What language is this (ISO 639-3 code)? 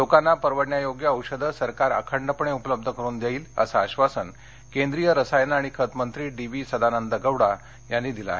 mar